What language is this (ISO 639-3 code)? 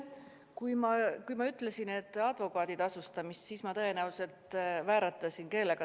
est